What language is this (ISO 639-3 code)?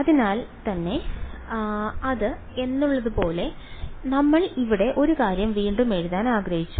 mal